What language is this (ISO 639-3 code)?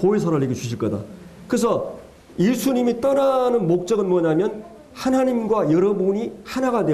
kor